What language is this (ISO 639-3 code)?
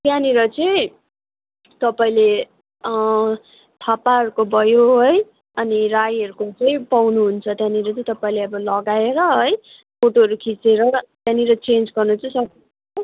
nep